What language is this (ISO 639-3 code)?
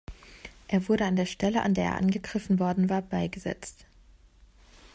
deu